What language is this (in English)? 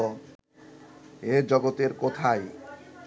Bangla